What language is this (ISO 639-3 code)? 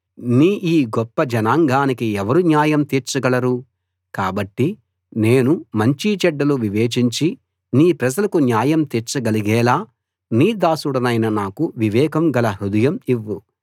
tel